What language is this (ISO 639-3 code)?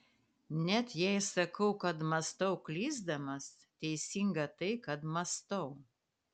lit